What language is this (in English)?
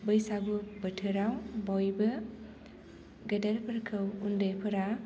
Bodo